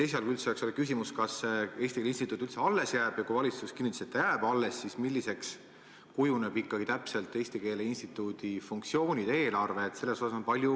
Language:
Estonian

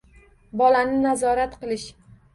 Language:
Uzbek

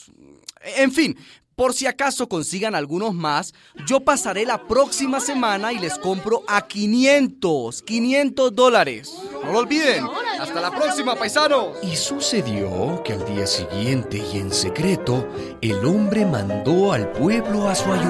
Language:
Spanish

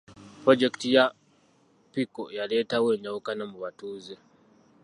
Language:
Ganda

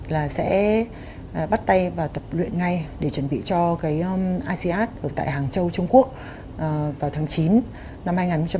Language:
Vietnamese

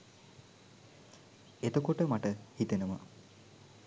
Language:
Sinhala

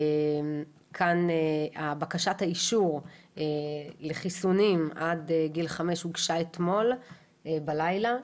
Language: Hebrew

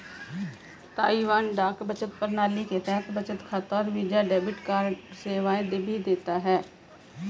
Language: Hindi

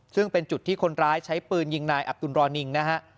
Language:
Thai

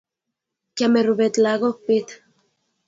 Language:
Kalenjin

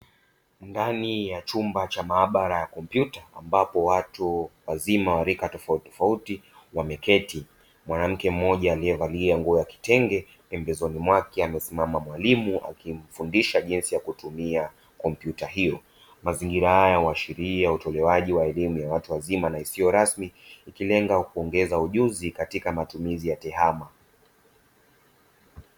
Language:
Swahili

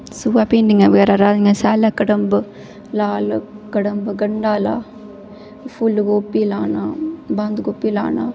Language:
Dogri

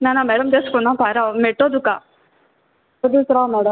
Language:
Konkani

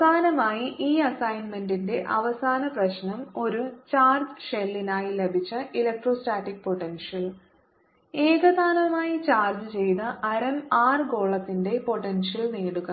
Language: Malayalam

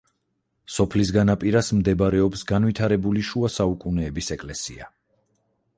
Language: Georgian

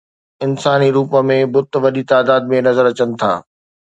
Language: Sindhi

